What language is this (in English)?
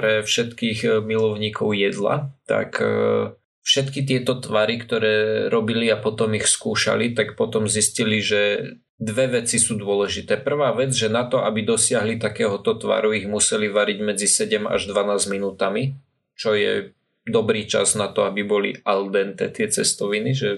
Slovak